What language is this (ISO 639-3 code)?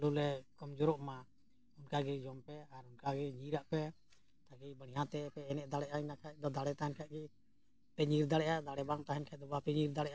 sat